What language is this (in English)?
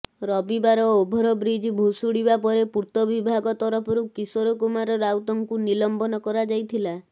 Odia